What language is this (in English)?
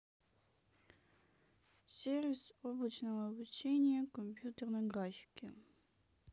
Russian